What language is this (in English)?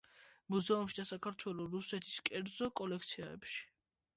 Georgian